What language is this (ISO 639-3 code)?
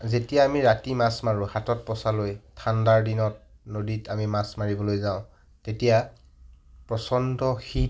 asm